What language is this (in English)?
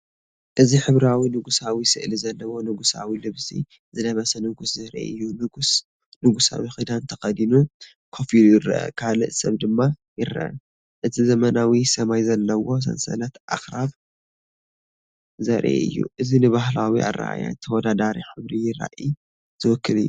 Tigrinya